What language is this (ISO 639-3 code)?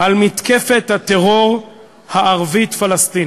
heb